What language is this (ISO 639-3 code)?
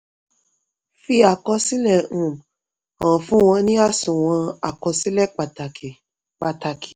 yor